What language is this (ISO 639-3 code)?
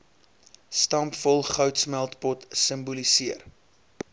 afr